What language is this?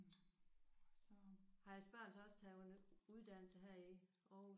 Danish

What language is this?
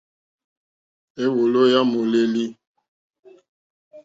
Mokpwe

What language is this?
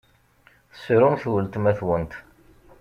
Kabyle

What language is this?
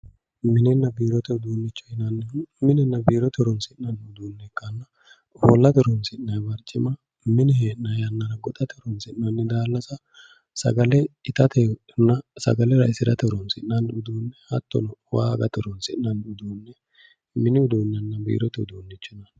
Sidamo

